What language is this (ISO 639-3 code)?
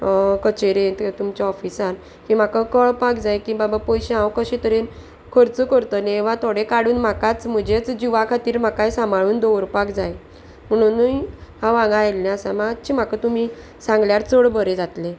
kok